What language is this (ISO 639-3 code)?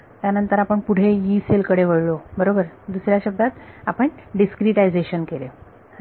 mar